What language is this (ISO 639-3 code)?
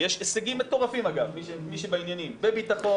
heb